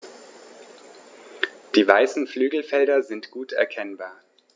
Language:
German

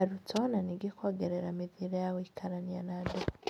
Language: Kikuyu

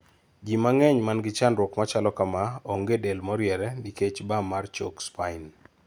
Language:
Luo (Kenya and Tanzania)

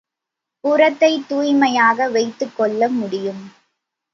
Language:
Tamil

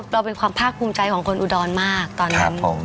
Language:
Thai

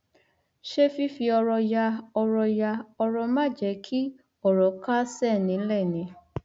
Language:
Yoruba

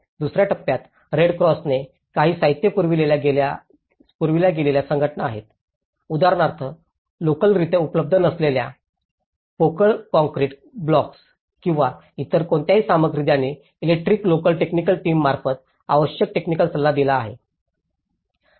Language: Marathi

